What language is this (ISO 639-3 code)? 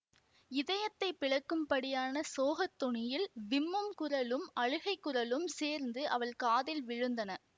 tam